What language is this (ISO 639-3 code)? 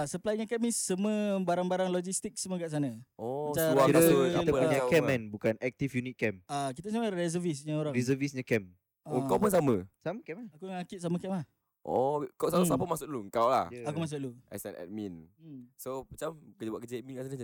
msa